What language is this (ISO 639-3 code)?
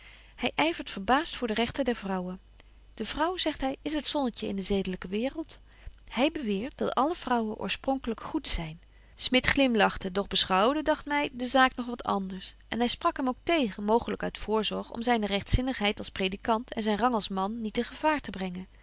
nld